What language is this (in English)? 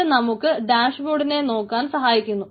Malayalam